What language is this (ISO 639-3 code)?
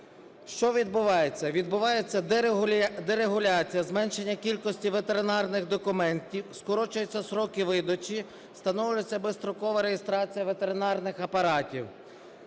ukr